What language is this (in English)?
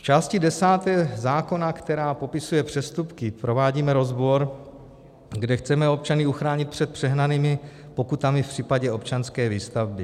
Czech